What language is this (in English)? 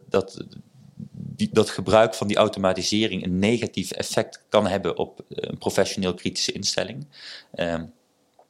Dutch